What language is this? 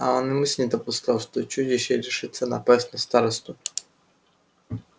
Russian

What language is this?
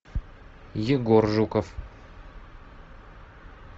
Russian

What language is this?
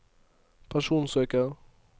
Norwegian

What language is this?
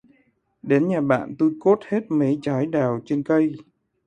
Vietnamese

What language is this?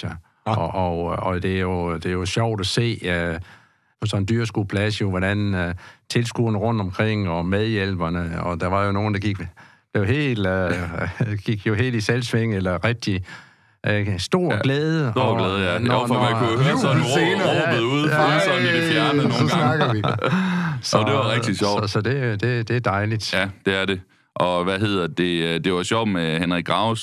Danish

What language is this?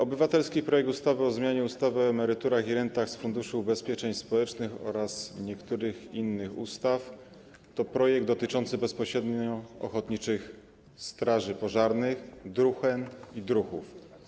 Polish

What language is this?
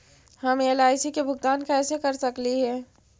Magahi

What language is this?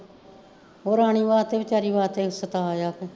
Punjabi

